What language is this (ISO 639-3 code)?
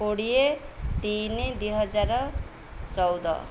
ori